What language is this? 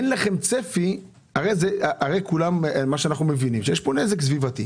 Hebrew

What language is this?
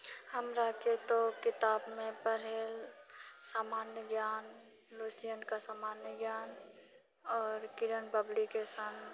Maithili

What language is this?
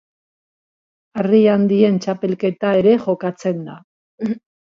Basque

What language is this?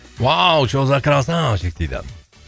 Kazakh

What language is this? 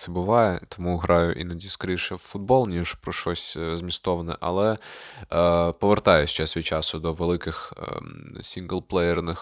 Ukrainian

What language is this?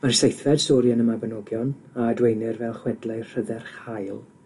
Welsh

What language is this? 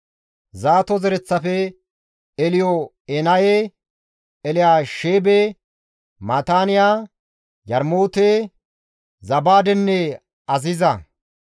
Gamo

